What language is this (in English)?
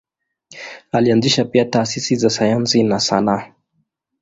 Swahili